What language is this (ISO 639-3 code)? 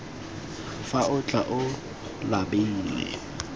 tsn